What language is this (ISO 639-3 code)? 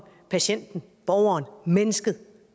dan